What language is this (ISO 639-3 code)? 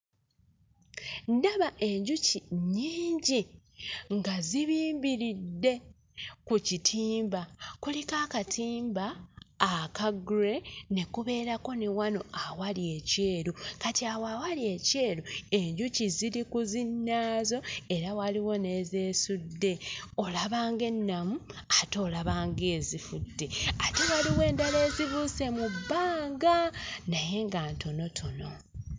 lug